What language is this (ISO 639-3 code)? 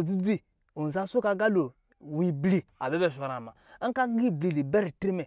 mgi